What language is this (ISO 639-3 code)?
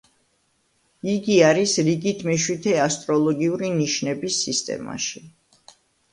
kat